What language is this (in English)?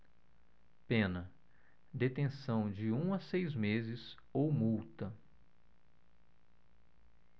Portuguese